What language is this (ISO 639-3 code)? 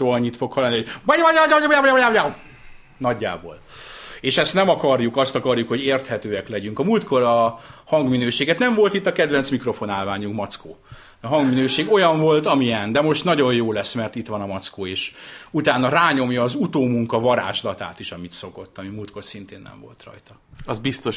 hun